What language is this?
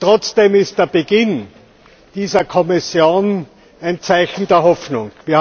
German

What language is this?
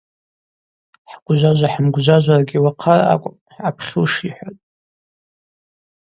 Abaza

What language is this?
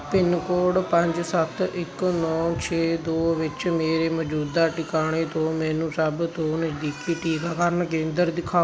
Punjabi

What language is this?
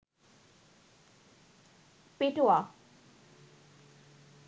Bangla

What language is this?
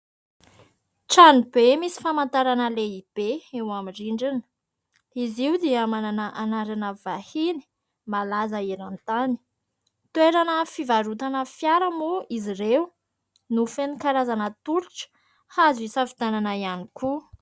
Malagasy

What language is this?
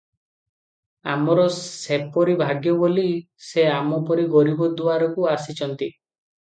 Odia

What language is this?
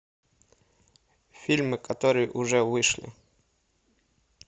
Russian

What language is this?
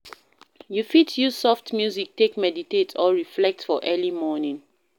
Nigerian Pidgin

